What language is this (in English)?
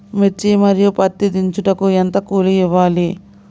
Telugu